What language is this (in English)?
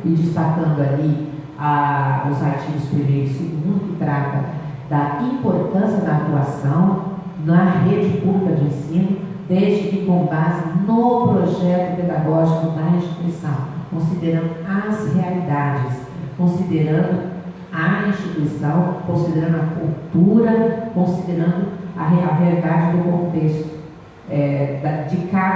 Portuguese